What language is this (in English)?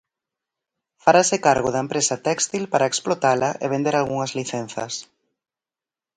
Galician